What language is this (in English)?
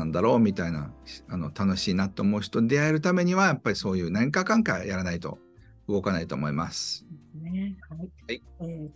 Japanese